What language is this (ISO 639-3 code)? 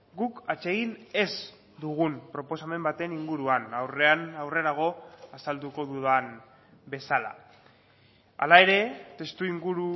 eus